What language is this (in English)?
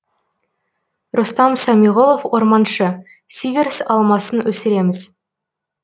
Kazakh